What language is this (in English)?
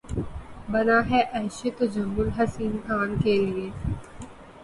Urdu